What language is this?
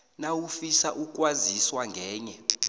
South Ndebele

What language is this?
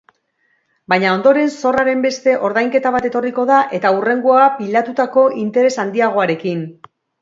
Basque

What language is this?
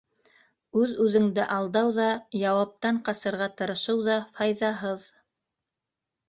Bashkir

